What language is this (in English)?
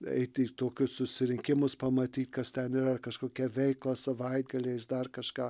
Lithuanian